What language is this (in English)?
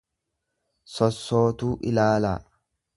Oromo